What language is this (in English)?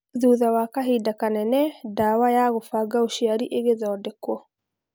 Kikuyu